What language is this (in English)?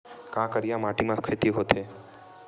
Chhattisgarhi